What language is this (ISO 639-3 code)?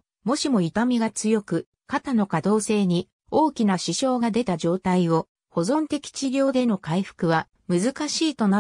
jpn